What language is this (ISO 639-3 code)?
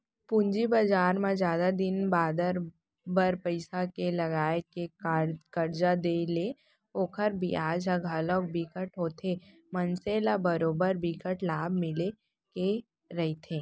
hne